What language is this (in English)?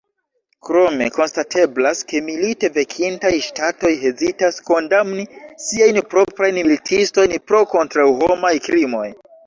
Esperanto